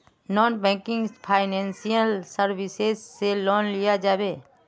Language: Magahi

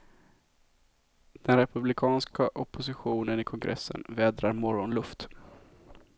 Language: Swedish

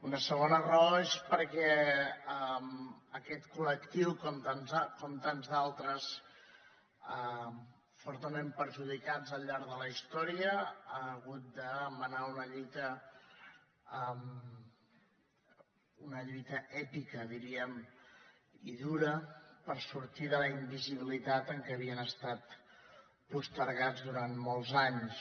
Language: Catalan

